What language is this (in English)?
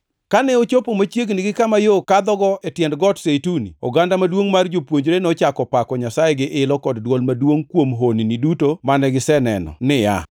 Luo (Kenya and Tanzania)